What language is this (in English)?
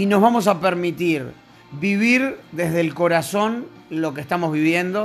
Spanish